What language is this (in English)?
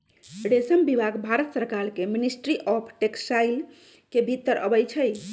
Magahi